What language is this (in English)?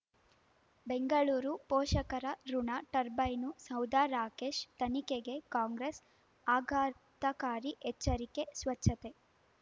Kannada